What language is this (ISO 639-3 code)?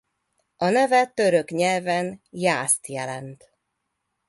hun